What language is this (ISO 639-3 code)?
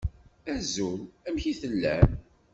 kab